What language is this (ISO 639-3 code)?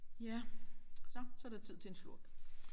dan